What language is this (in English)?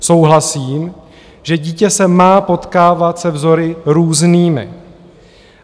Czech